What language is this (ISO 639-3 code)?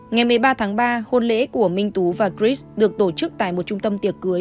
vie